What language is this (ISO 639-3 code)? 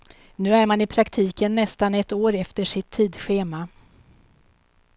swe